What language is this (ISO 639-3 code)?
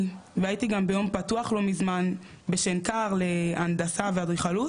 heb